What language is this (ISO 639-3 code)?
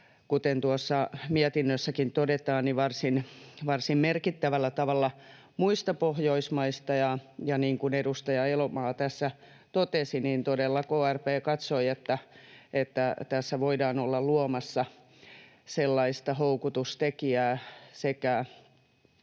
fin